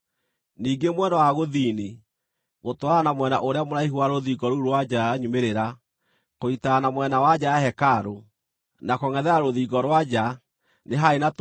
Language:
Kikuyu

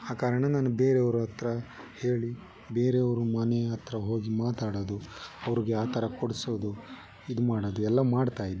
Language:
Kannada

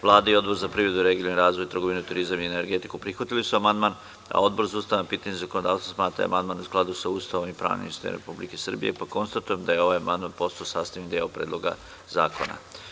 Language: Serbian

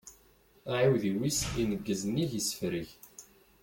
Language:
Kabyle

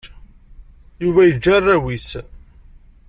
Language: Kabyle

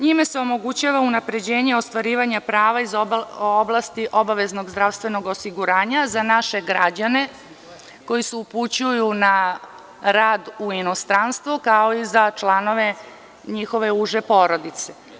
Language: Serbian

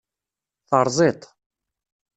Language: Kabyle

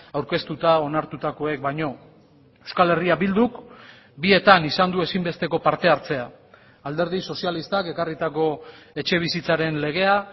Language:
Basque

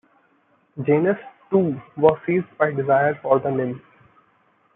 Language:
English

